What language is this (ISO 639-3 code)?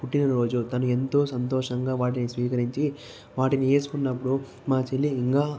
tel